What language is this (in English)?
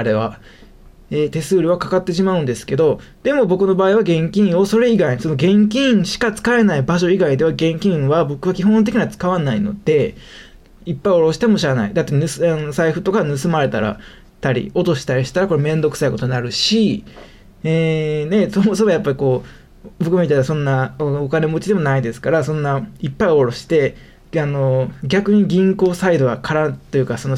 Japanese